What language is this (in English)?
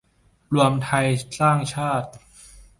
Thai